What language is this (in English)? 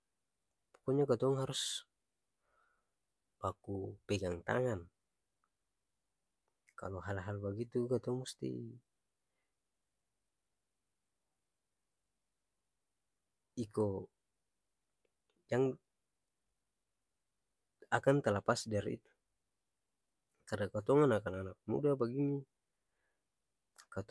Ambonese Malay